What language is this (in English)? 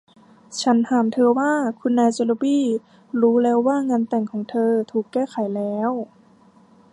Thai